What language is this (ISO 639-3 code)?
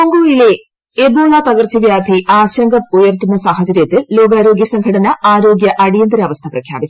mal